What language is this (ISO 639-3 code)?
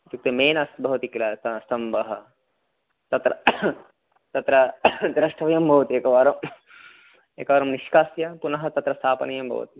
san